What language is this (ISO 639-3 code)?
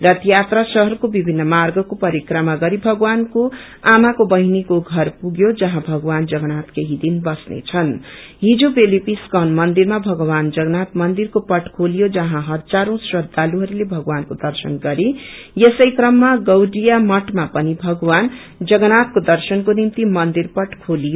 nep